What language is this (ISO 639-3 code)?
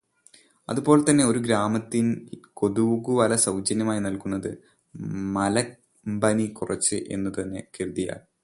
mal